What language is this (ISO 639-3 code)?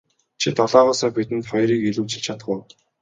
mon